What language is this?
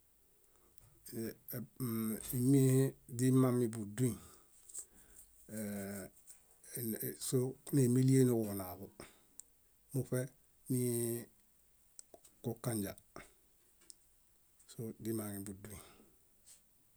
Bayot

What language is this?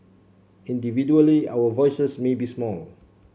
English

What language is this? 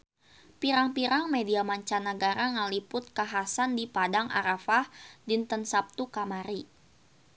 Sundanese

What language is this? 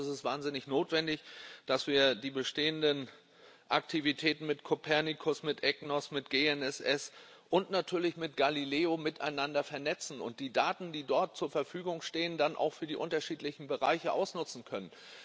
German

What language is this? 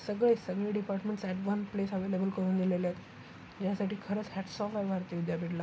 Marathi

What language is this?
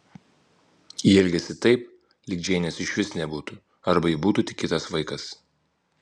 Lithuanian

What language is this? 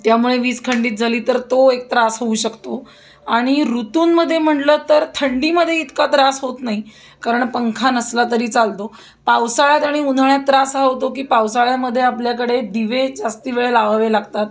Marathi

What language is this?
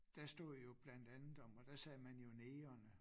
Danish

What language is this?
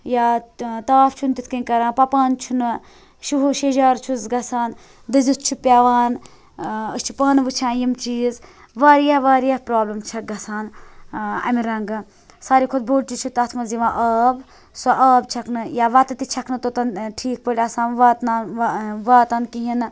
Kashmiri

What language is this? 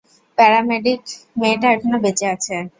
Bangla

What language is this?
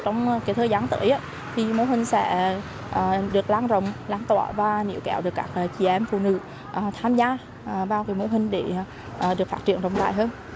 Vietnamese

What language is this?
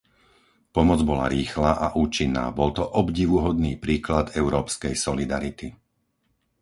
Slovak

